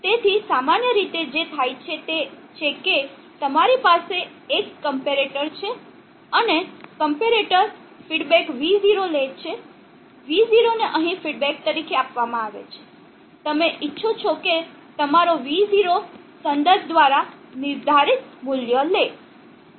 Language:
Gujarati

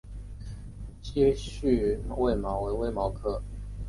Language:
Chinese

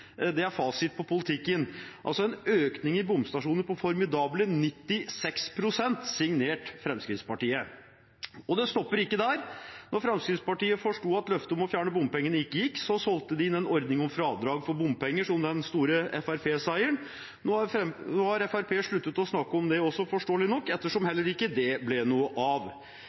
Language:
Norwegian Bokmål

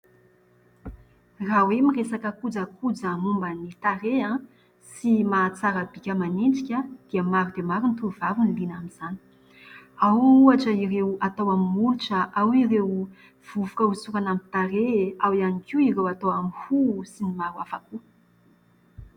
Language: Malagasy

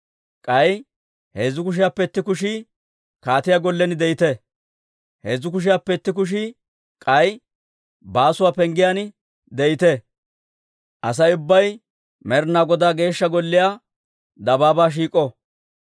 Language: Dawro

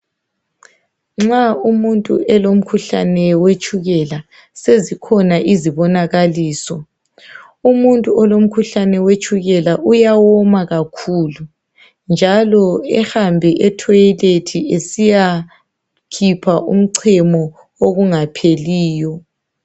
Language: North Ndebele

